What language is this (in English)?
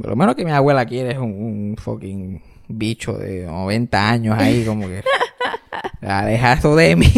Spanish